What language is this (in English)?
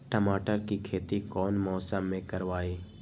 Magahi